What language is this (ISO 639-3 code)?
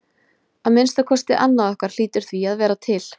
isl